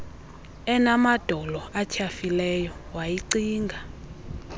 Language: Xhosa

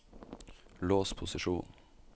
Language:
Norwegian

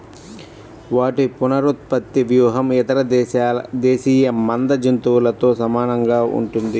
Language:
Telugu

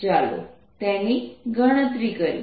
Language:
Gujarati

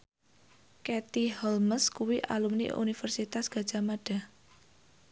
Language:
Javanese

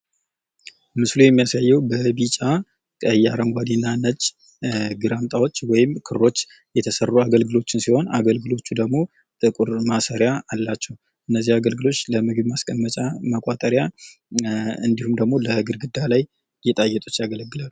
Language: Amharic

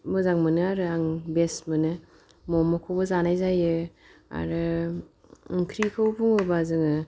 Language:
Bodo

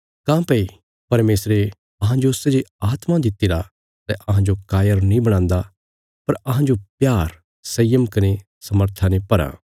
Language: Bilaspuri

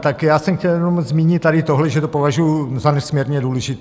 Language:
Czech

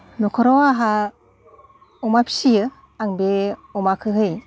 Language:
Bodo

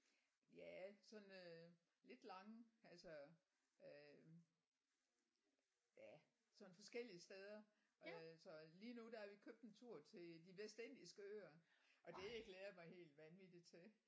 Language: Danish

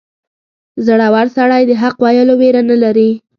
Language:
Pashto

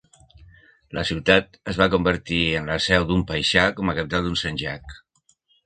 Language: Catalan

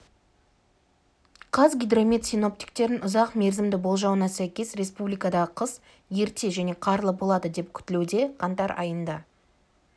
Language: Kazakh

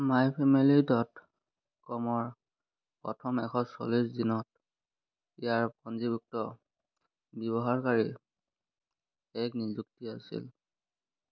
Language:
Assamese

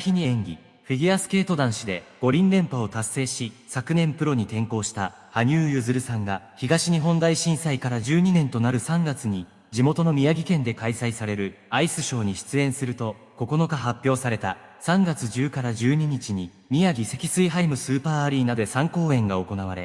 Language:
Japanese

